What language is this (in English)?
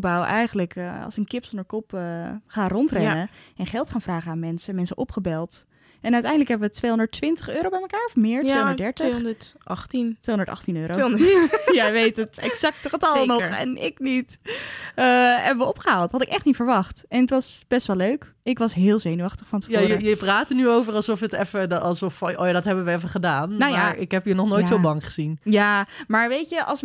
Dutch